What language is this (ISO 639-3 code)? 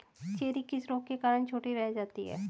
hin